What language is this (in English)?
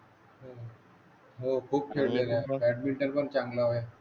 Marathi